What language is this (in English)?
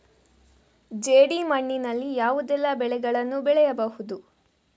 Kannada